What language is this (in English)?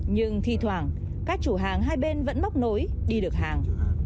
Vietnamese